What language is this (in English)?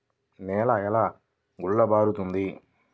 Telugu